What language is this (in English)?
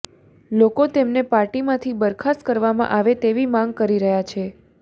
Gujarati